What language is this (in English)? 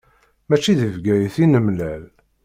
Kabyle